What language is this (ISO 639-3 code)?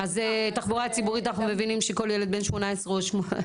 heb